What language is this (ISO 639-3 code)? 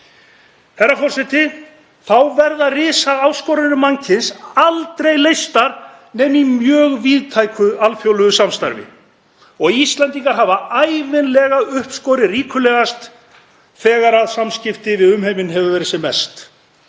isl